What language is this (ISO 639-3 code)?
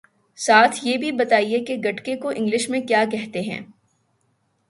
urd